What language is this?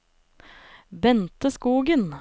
Norwegian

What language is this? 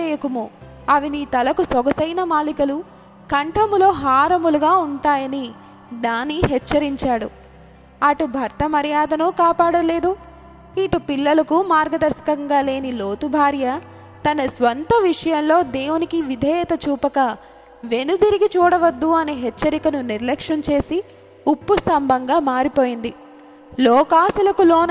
Telugu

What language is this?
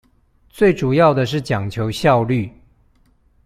Chinese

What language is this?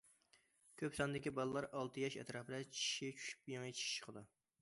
Uyghur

